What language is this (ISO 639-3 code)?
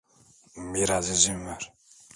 tur